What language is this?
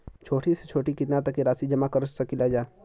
Bhojpuri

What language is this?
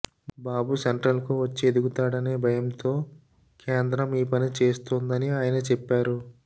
Telugu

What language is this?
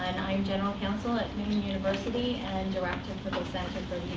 English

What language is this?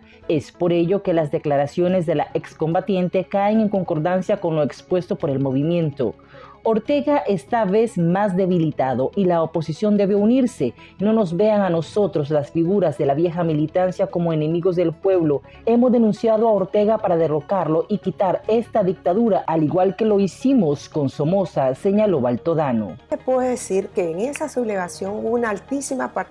Spanish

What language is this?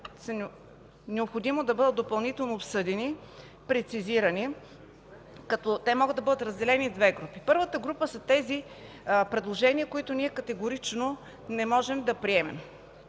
Bulgarian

